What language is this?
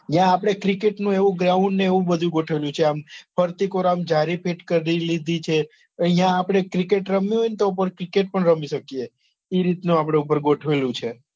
Gujarati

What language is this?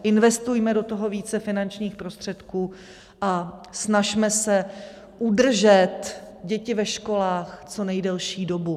Czech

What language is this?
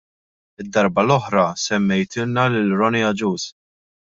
Maltese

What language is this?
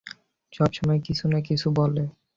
Bangla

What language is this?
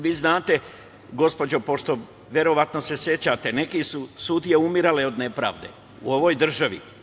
Serbian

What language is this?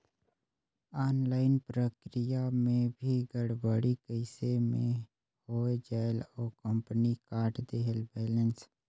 Chhattisgarhi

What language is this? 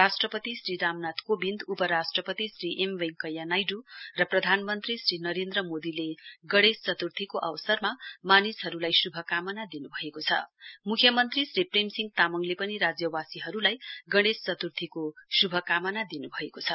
Nepali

